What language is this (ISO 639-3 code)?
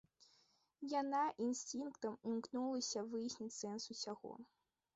bel